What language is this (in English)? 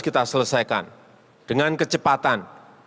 Indonesian